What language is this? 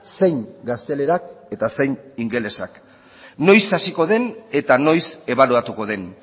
Basque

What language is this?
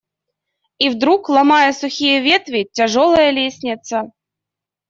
Russian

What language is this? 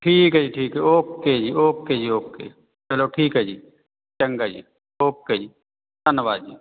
Punjabi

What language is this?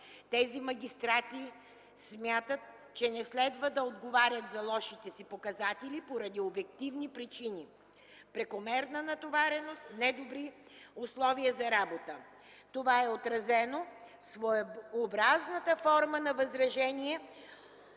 Bulgarian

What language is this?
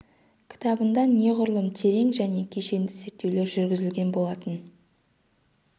Kazakh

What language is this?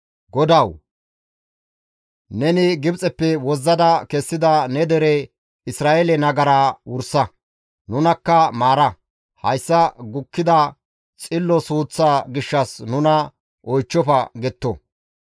Gamo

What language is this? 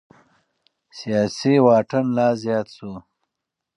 Pashto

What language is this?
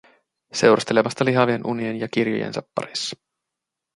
Finnish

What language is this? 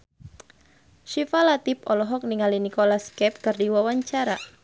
Sundanese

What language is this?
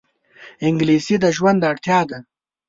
Pashto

